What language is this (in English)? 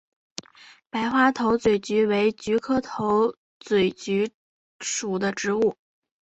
Chinese